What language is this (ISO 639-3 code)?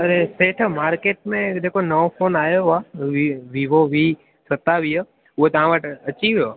snd